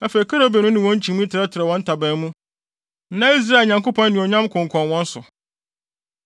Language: Akan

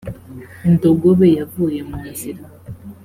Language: Kinyarwanda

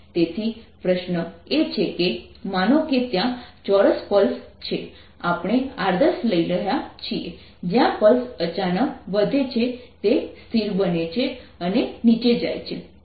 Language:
Gujarati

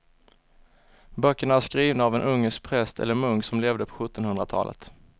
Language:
Swedish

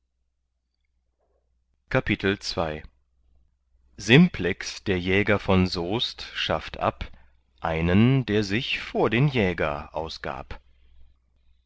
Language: German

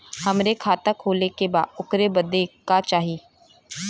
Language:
Bhojpuri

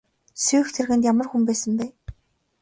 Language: Mongolian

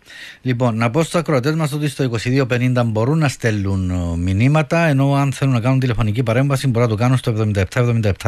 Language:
Greek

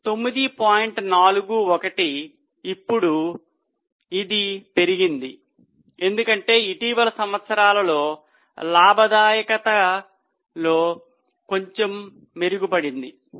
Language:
Telugu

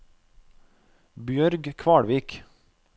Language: Norwegian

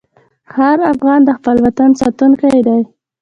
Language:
Pashto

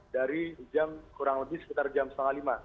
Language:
Indonesian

